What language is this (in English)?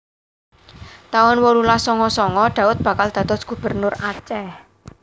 Javanese